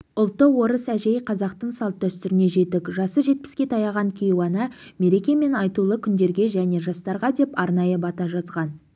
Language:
Kazakh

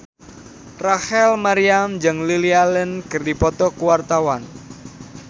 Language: Sundanese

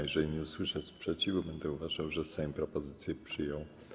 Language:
Polish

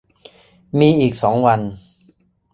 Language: Thai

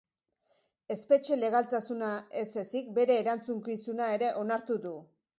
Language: Basque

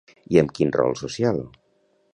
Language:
Catalan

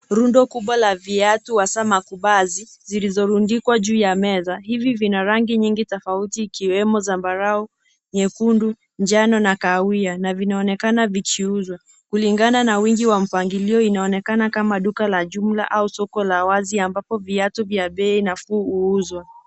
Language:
Swahili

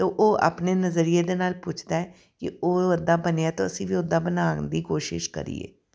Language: Punjabi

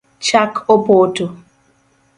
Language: Luo (Kenya and Tanzania)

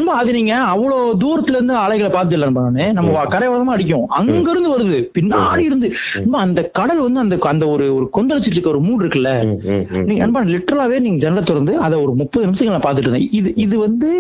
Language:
Tamil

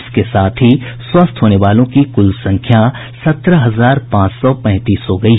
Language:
Hindi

